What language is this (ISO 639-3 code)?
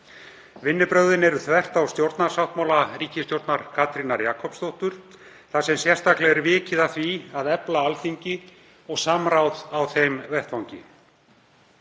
isl